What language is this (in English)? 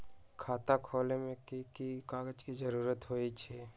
Magahi